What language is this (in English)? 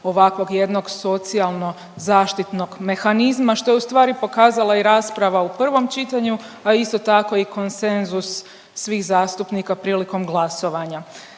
Croatian